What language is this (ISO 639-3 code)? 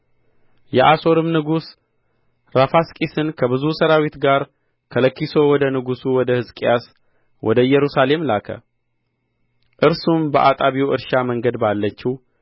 amh